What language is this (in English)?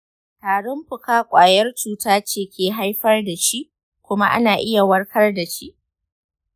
Hausa